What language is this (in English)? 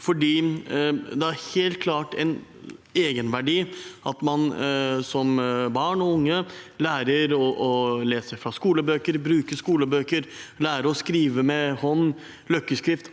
Norwegian